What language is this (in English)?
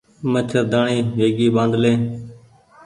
Goaria